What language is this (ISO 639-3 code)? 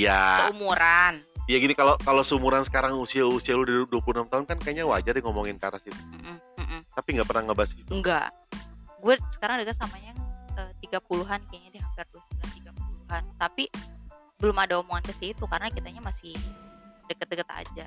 ind